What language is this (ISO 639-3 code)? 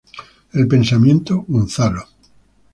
spa